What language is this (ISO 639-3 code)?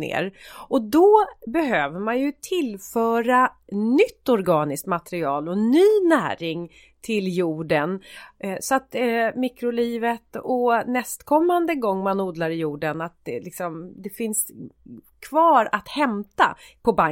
swe